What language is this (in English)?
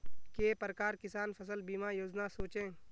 Magahi